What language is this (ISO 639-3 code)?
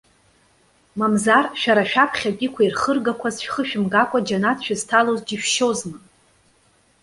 abk